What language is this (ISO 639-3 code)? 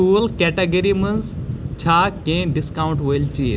kas